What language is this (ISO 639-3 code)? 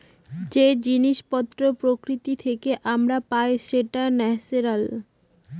ben